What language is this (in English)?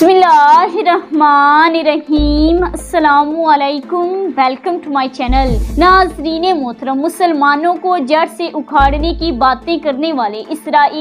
Romanian